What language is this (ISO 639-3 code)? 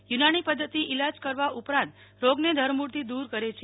guj